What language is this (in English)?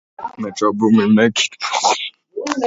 Latvian